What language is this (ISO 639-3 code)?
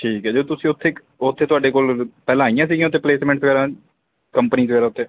pan